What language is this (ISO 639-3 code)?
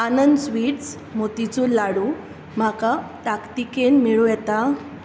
kok